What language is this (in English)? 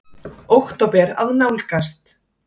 Icelandic